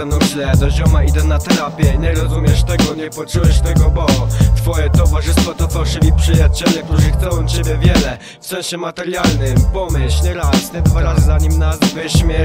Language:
Polish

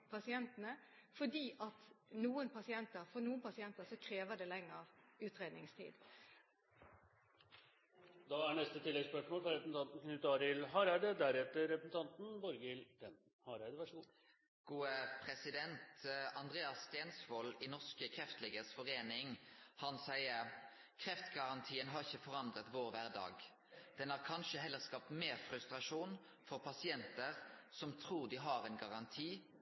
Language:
Norwegian Nynorsk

